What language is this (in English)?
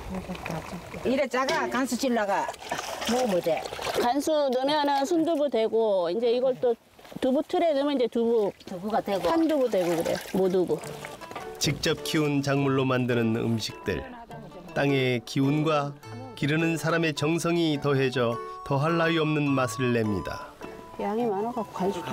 Korean